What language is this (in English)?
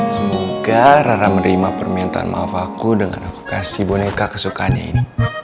Indonesian